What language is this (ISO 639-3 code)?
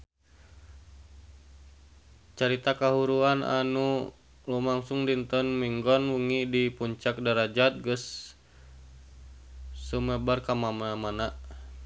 sun